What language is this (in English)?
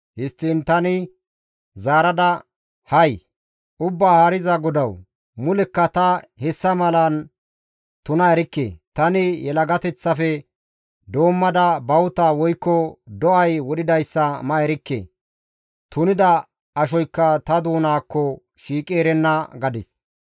Gamo